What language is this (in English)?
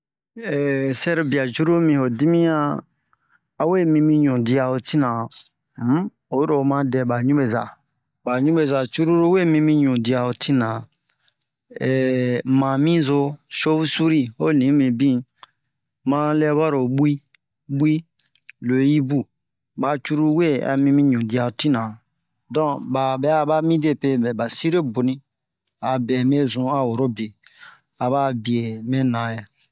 Bomu